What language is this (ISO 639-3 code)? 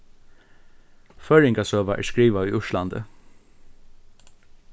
fao